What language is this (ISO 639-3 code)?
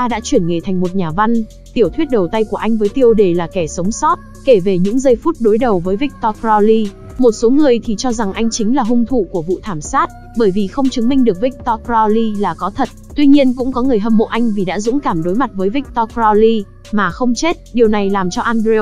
vie